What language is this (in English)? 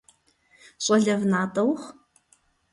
Kabardian